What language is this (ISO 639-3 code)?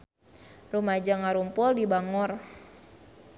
sun